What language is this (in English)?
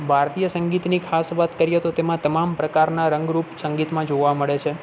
Gujarati